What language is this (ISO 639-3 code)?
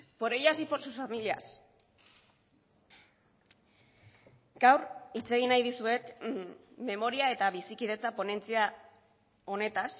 eus